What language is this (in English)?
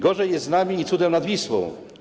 Polish